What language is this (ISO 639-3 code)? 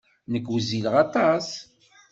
kab